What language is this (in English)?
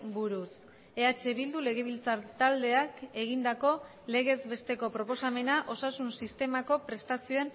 Basque